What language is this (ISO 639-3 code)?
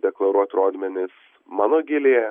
lit